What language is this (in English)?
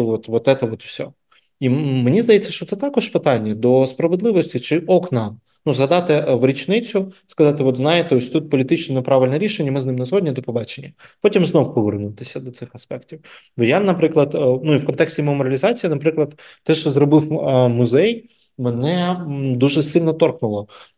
Ukrainian